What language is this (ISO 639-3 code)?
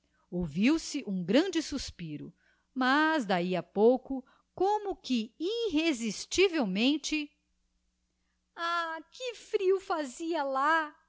por